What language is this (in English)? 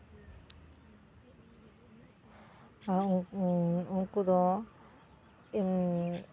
Santali